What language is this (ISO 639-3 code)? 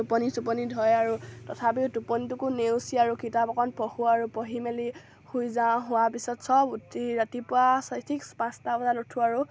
asm